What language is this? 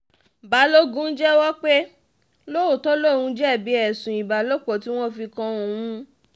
Yoruba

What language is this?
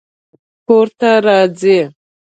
Pashto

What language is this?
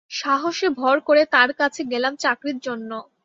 Bangla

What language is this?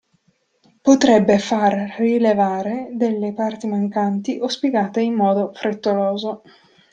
Italian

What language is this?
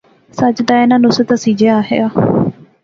Pahari-Potwari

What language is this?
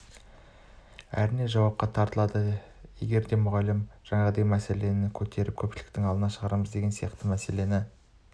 Kazakh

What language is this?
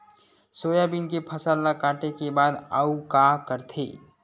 Chhattisgarhi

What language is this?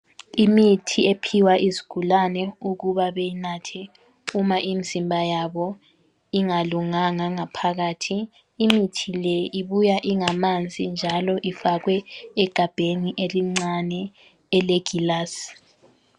North Ndebele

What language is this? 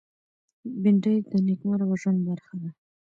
Pashto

